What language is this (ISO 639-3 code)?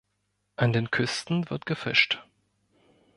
deu